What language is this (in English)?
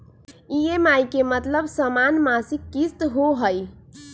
Magahi